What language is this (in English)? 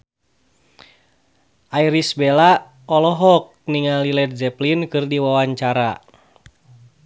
Sundanese